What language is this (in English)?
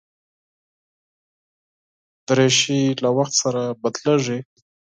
Pashto